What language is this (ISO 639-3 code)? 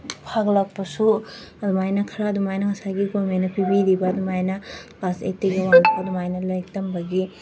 mni